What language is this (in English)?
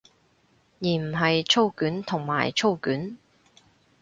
Cantonese